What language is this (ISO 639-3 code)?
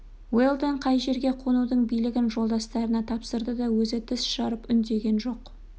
kaz